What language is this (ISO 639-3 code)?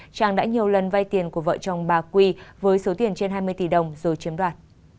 vie